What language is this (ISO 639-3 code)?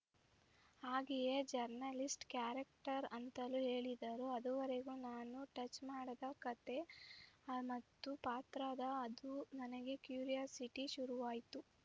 kan